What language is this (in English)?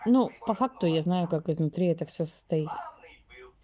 Russian